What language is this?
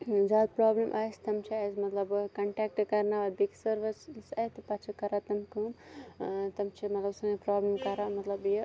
Kashmiri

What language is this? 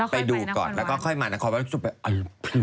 Thai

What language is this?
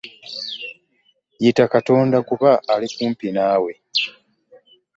Ganda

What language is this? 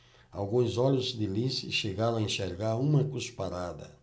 Portuguese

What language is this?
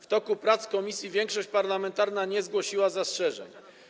Polish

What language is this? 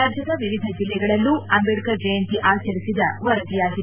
Kannada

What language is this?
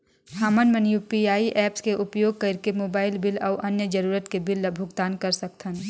Chhattisgarhi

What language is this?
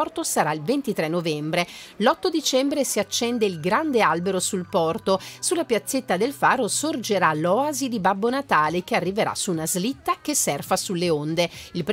Italian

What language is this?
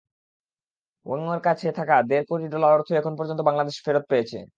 Bangla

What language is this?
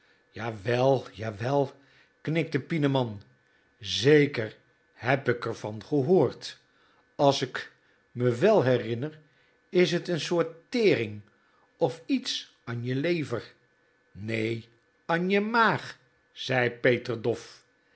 Dutch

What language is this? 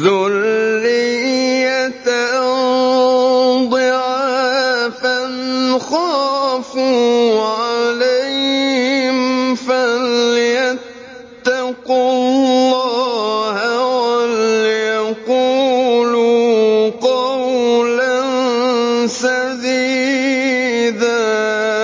Arabic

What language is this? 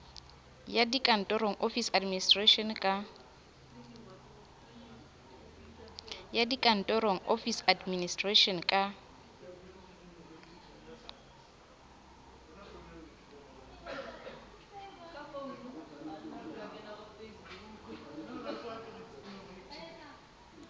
Southern Sotho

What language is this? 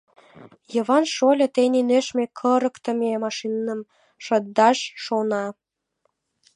Mari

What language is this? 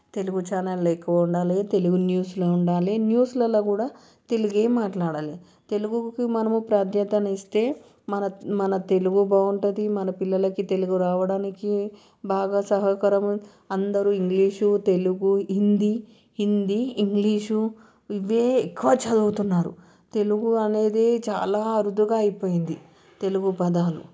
Telugu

